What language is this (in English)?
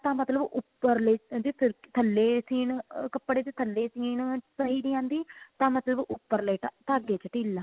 Punjabi